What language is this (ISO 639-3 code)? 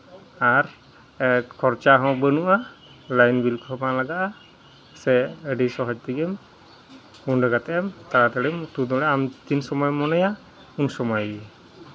sat